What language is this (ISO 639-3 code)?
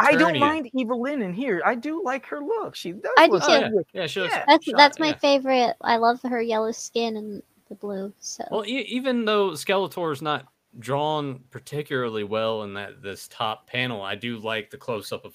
eng